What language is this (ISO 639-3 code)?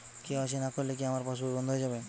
ben